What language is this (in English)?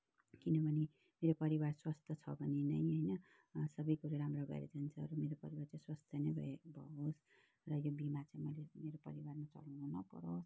Nepali